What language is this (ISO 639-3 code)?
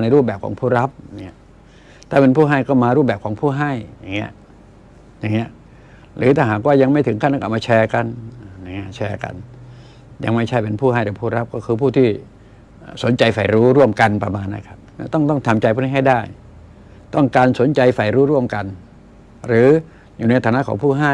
tha